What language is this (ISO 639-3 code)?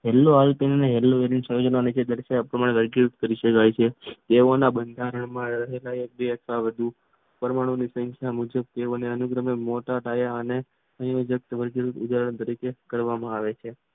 guj